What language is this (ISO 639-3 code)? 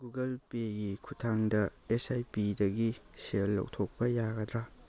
mni